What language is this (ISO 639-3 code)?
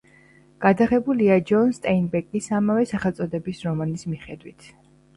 kat